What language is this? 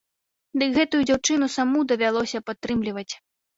Belarusian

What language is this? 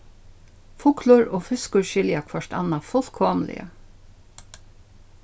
Faroese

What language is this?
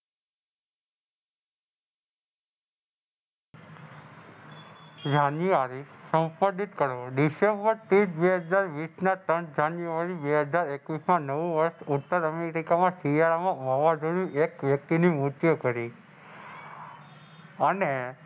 Gujarati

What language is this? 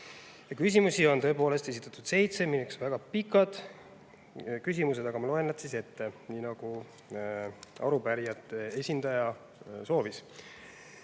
Estonian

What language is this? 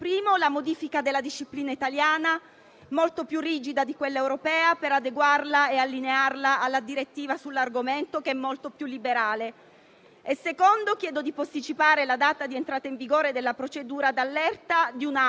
Italian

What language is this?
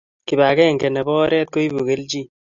Kalenjin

